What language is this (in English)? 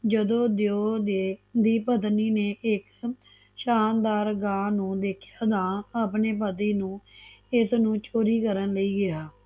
Punjabi